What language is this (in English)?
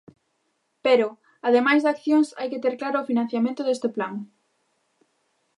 Galician